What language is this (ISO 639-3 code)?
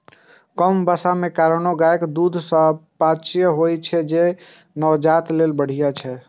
mai